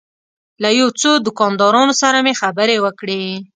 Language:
Pashto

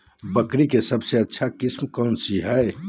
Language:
Magahi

